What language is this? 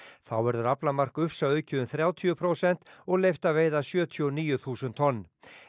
Icelandic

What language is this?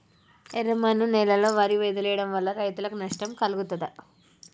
Telugu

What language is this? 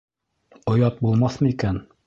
Bashkir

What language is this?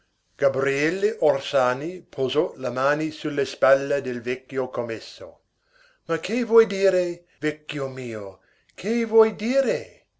Italian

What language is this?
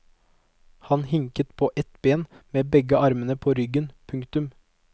Norwegian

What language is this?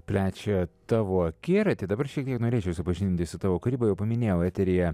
Lithuanian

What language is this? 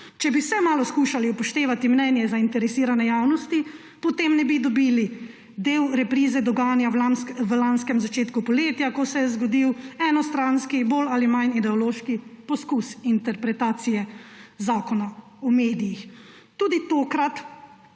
Slovenian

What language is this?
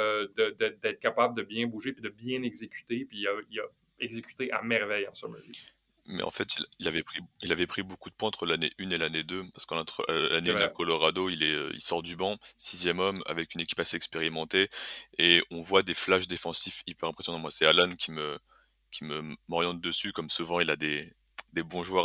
French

